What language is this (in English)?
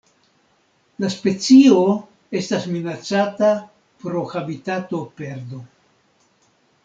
Esperanto